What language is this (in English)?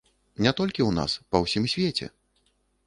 Belarusian